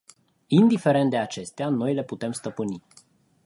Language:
Romanian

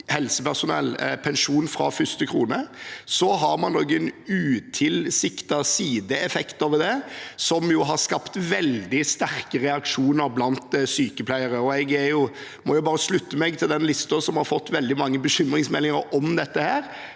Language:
Norwegian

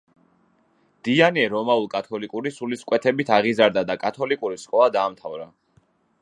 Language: Georgian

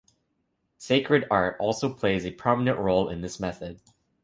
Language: English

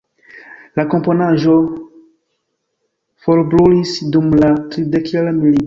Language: Esperanto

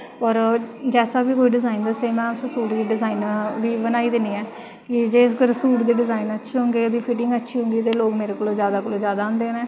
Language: Dogri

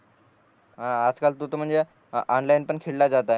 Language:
Marathi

